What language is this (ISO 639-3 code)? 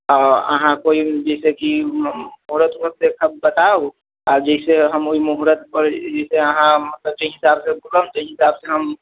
mai